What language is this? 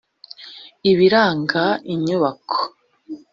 Kinyarwanda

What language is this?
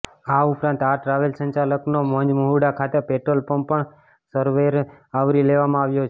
Gujarati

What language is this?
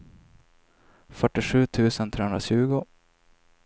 Swedish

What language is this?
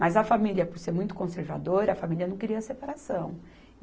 Portuguese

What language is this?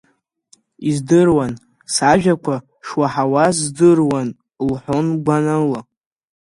Abkhazian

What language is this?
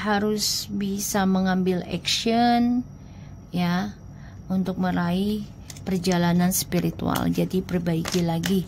Indonesian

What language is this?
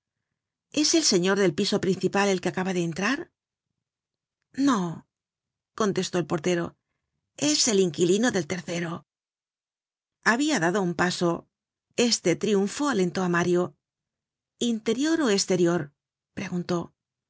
Spanish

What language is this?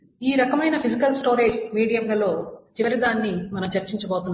Telugu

